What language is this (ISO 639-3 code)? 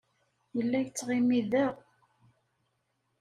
kab